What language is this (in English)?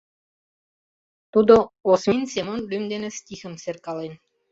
Mari